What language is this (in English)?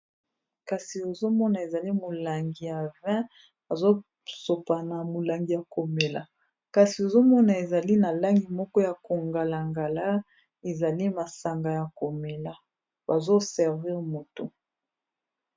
Lingala